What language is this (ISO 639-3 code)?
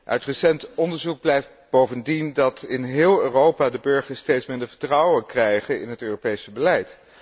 nld